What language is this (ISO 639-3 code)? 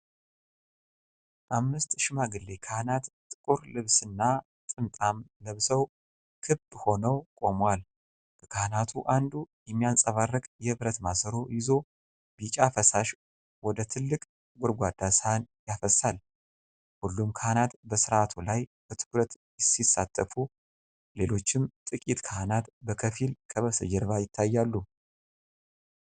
amh